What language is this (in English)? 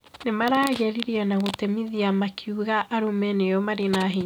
Kikuyu